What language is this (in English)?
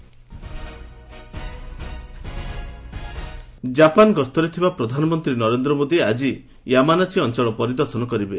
Odia